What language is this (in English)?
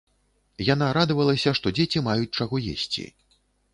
Belarusian